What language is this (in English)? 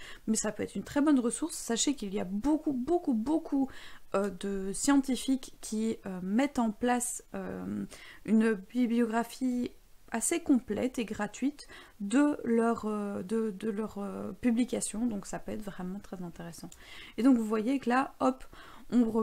French